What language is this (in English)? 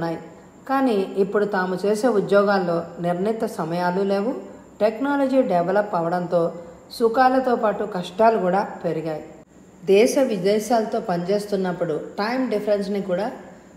Telugu